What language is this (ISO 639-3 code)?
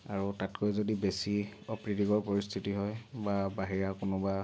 asm